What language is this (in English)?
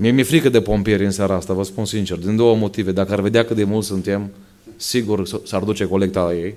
Romanian